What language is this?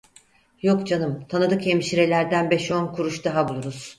Turkish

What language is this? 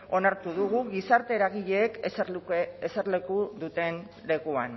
Basque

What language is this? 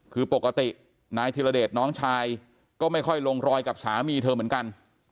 Thai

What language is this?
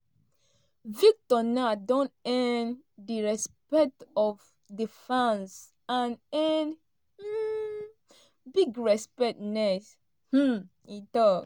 Nigerian Pidgin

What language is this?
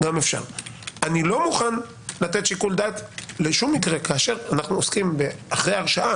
Hebrew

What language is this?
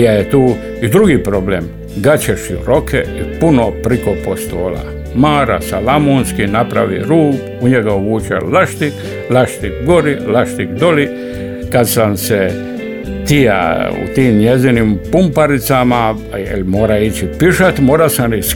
Croatian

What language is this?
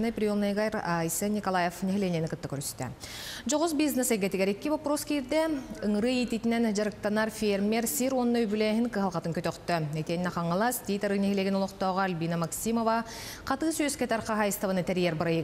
Russian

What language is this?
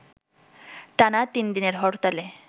Bangla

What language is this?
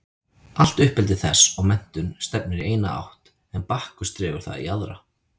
Icelandic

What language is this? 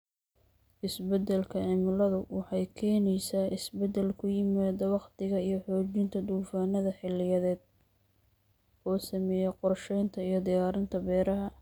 Somali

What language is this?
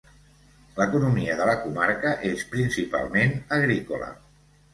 Catalan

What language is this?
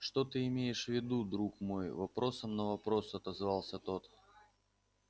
Russian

